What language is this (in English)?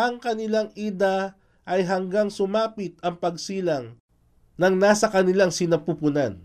Filipino